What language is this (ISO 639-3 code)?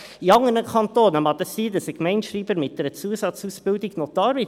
gsw